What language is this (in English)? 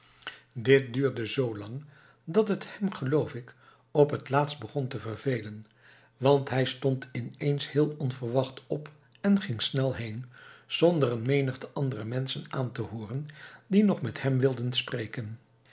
Dutch